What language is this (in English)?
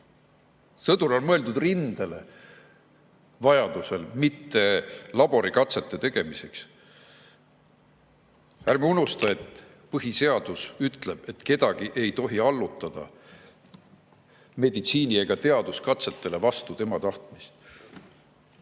Estonian